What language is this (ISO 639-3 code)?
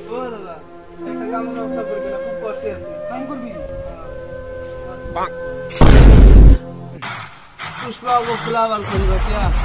ron